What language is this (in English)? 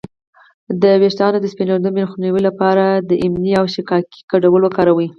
Pashto